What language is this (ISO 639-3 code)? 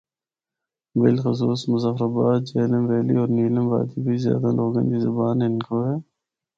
hno